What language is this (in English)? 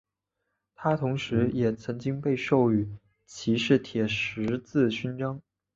Chinese